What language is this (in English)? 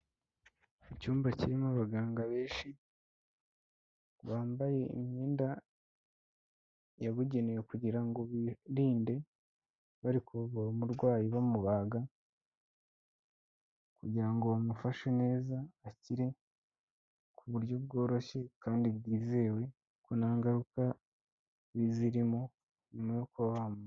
Kinyarwanda